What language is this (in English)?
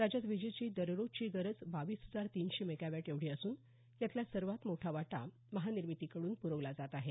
Marathi